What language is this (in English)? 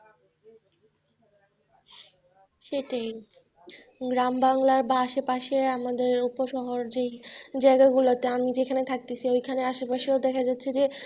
Bangla